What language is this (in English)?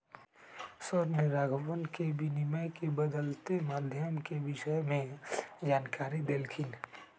Magahi